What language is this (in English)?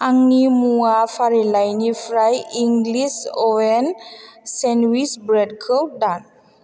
Bodo